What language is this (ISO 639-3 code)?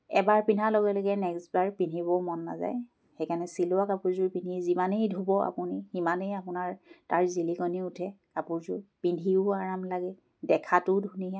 asm